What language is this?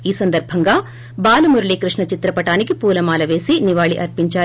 Telugu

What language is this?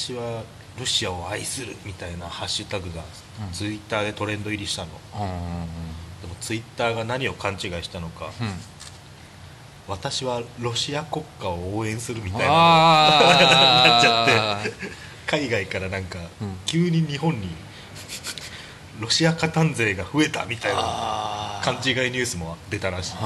Japanese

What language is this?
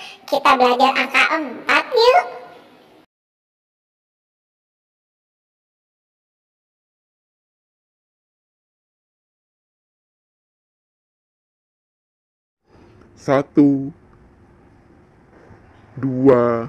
Indonesian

